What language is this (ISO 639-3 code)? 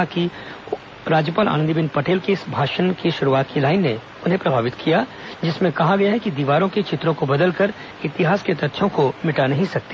hin